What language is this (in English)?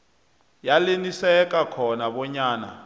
South Ndebele